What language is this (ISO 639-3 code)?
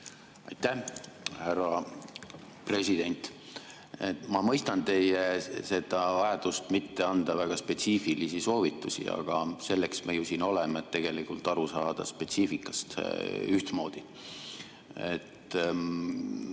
est